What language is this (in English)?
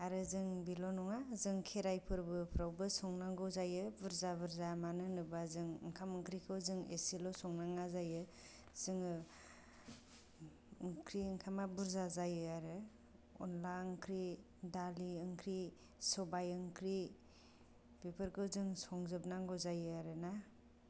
Bodo